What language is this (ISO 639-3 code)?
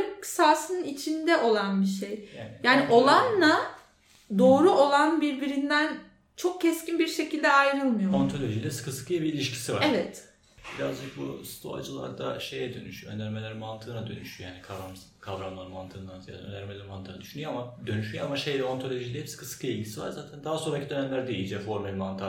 tur